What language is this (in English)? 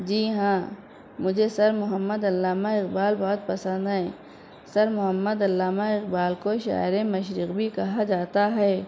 Urdu